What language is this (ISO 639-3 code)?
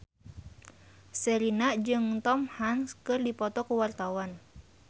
sun